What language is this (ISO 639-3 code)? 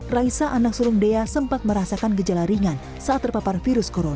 ind